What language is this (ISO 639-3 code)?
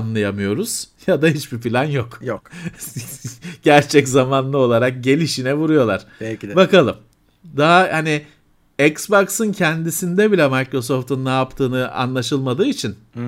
tur